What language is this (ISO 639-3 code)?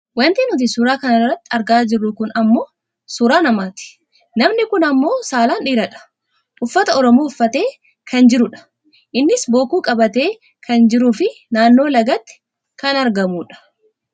orm